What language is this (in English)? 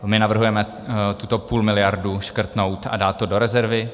Czech